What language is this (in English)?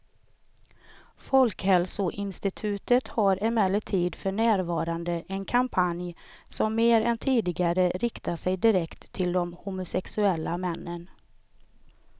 Swedish